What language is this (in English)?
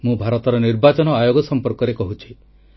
Odia